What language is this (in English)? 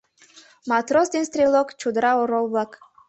Mari